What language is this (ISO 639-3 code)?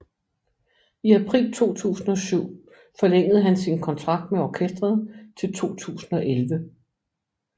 dan